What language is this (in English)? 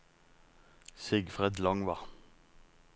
Norwegian